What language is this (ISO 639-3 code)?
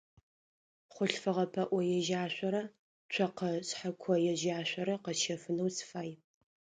ady